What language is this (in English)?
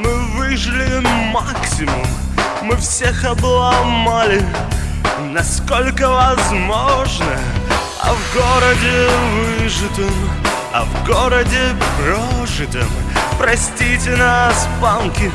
Russian